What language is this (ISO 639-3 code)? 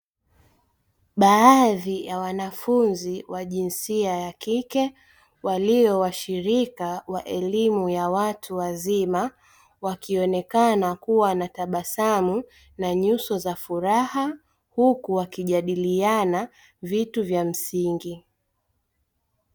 swa